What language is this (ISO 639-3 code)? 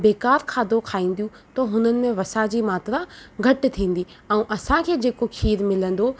snd